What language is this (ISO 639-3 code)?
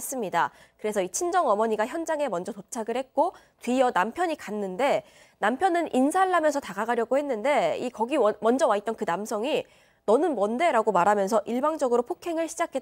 kor